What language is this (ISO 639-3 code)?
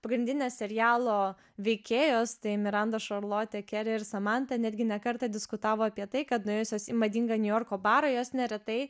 lit